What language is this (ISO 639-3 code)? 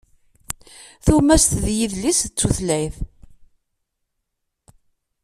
kab